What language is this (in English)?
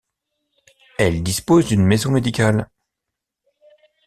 French